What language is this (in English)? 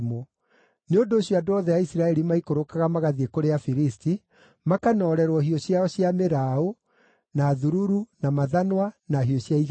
Kikuyu